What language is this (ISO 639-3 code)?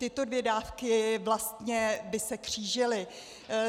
ces